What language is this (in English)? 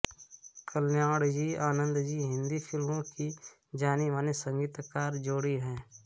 Hindi